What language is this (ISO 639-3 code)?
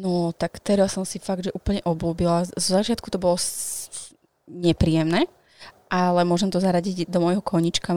slk